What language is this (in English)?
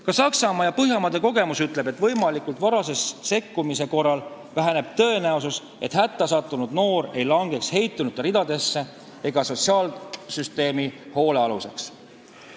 Estonian